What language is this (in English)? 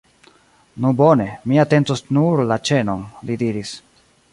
Esperanto